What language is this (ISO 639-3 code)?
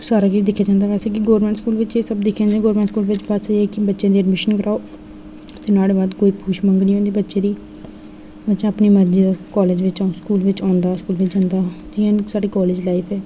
doi